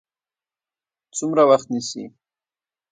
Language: Pashto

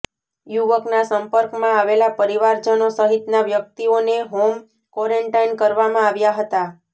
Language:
Gujarati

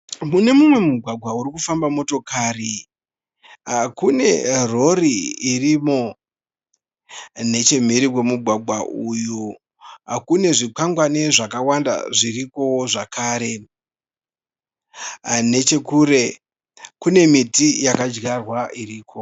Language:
Shona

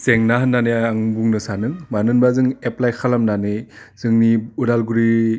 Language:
Bodo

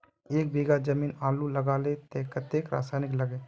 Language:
Magahi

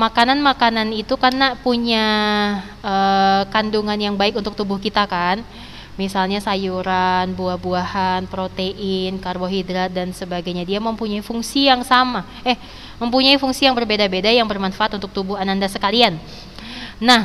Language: Indonesian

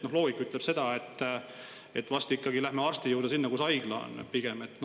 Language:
Estonian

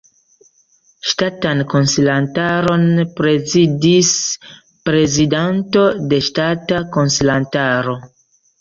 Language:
Esperanto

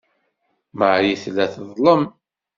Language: Kabyle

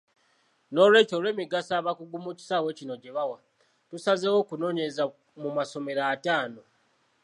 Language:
Ganda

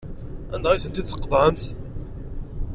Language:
Kabyle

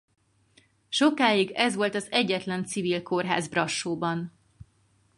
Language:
Hungarian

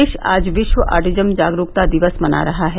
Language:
Hindi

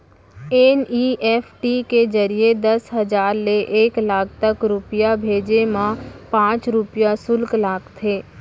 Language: Chhattisgarhi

